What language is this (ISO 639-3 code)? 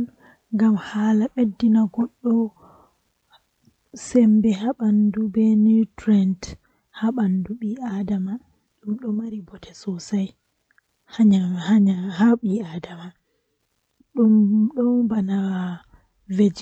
fuh